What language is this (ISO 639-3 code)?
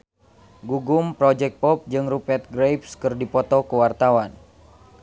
sun